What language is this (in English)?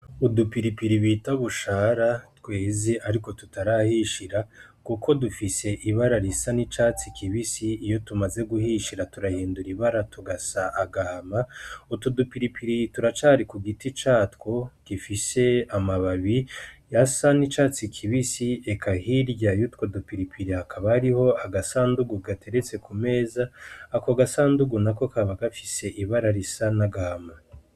Rundi